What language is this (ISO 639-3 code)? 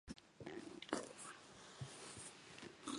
jpn